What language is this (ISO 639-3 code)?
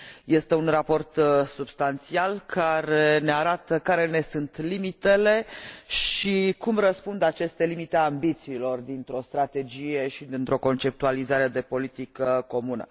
ron